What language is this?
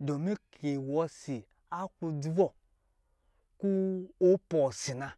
Lijili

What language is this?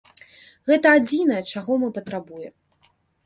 Belarusian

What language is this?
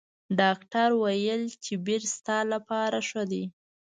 Pashto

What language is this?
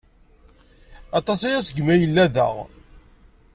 Kabyle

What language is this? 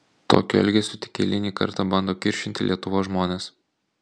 Lithuanian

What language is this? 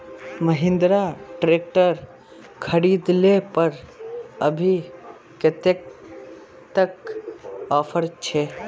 Magahi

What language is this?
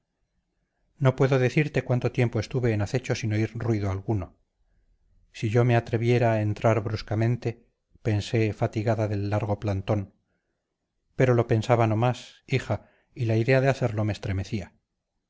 Spanish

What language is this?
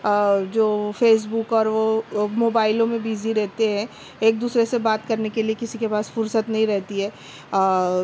Urdu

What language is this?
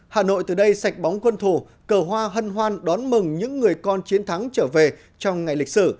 Vietnamese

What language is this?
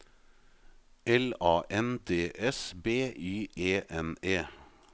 Norwegian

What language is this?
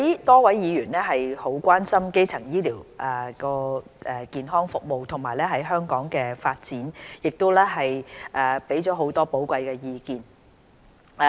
Cantonese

